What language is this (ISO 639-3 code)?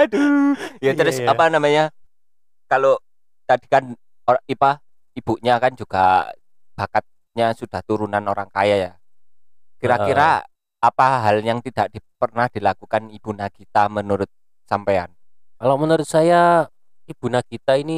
ind